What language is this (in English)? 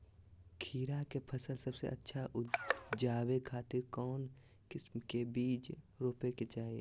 Magahi